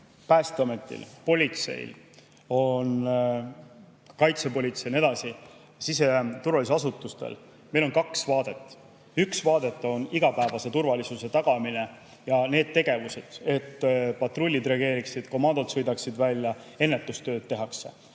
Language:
Estonian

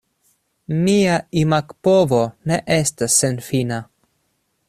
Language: Esperanto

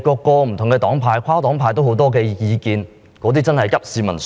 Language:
Cantonese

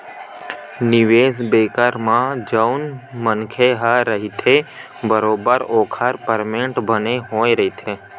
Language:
Chhattisgarhi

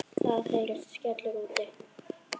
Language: Icelandic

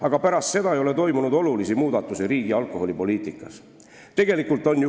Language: Estonian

